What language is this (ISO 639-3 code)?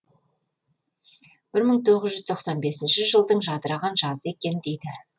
kaz